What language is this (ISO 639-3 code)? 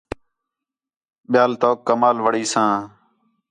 xhe